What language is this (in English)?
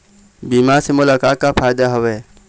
Chhattisgarhi